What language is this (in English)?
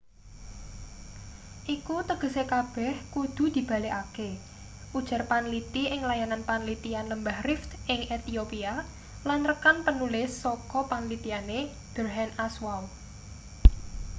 Javanese